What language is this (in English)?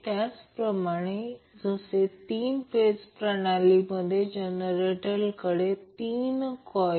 Marathi